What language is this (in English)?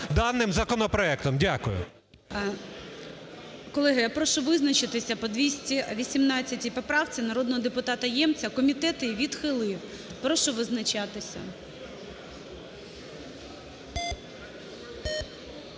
Ukrainian